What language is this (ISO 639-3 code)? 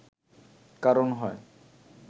ben